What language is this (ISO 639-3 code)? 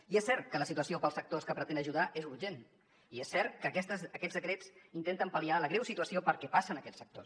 cat